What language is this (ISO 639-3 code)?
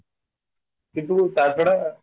ori